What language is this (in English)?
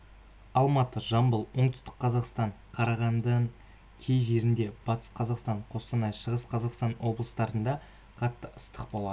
Kazakh